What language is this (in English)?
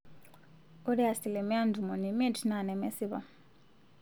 Masai